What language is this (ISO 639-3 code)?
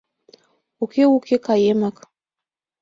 chm